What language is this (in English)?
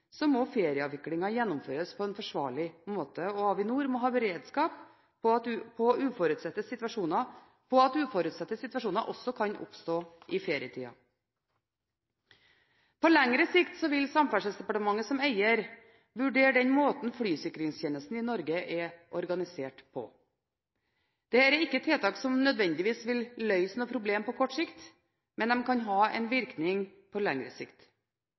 Norwegian Bokmål